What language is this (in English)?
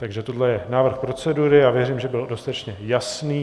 Czech